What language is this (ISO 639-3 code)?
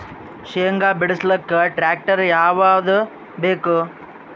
kan